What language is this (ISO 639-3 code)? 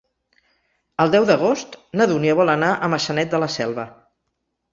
cat